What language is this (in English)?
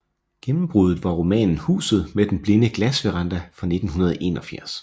Danish